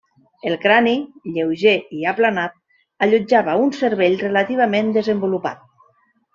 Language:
Catalan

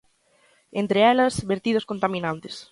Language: Galician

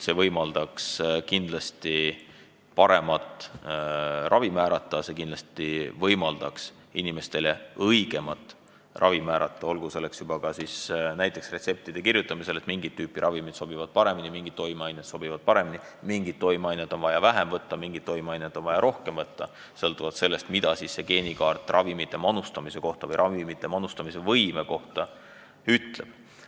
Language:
Estonian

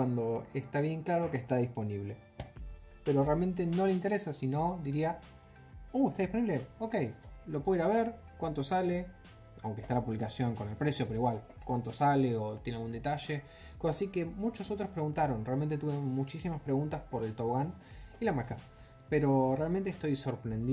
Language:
Spanish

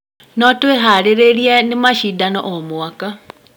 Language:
Kikuyu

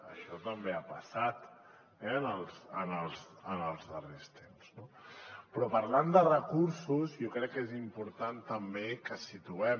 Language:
Catalan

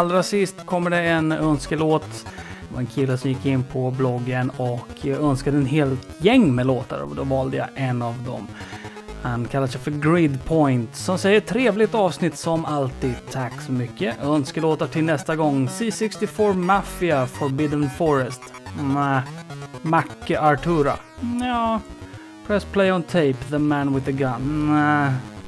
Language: Swedish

